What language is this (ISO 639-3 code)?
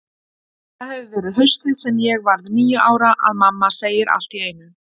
isl